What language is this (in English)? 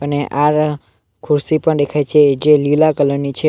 Gujarati